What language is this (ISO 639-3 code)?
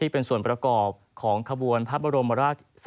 tha